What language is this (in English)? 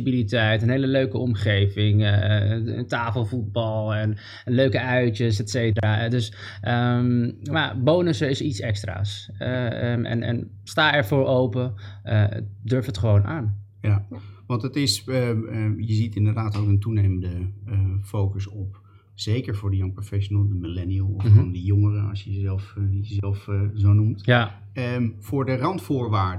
Dutch